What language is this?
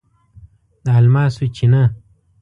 Pashto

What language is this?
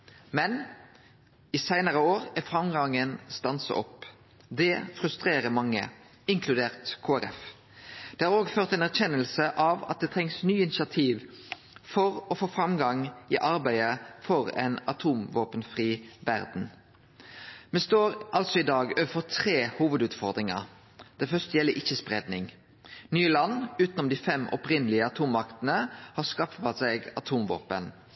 Norwegian Nynorsk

